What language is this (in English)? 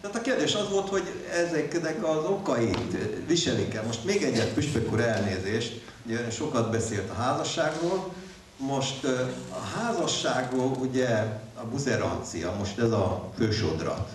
Hungarian